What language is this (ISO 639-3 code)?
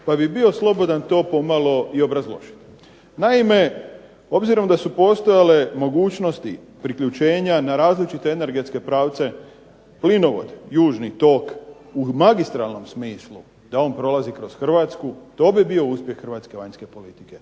hrv